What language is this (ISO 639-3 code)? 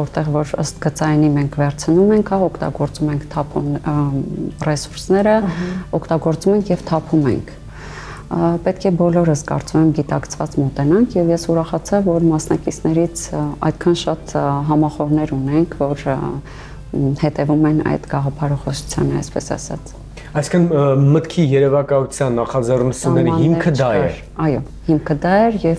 ron